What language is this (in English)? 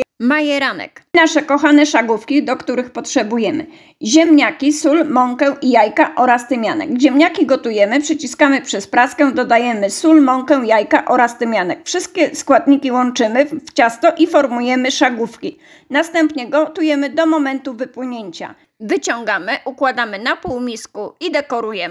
Polish